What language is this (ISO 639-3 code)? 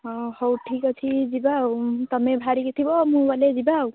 ori